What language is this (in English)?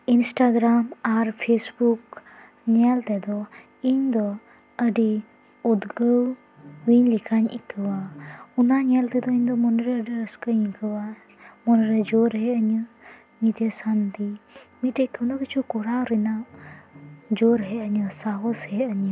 Santali